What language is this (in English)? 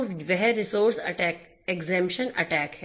Hindi